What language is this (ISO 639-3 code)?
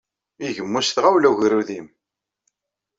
kab